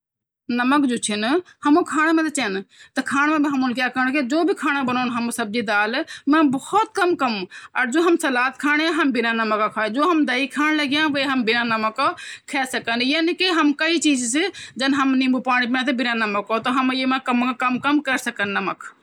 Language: Garhwali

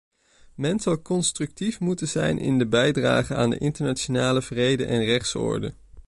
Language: Dutch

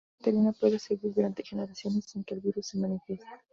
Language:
Spanish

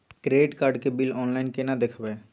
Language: Maithili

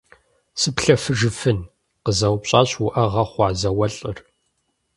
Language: Kabardian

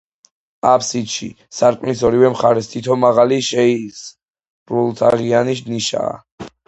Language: Georgian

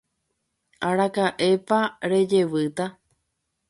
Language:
Guarani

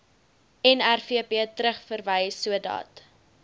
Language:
Afrikaans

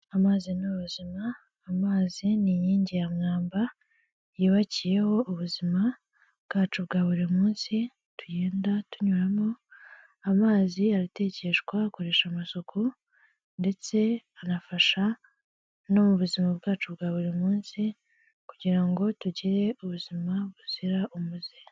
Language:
Kinyarwanda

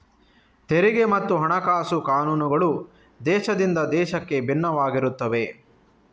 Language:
Kannada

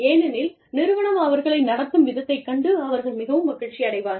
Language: Tamil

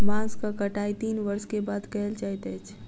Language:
Maithili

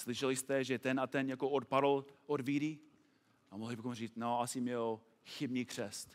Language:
Czech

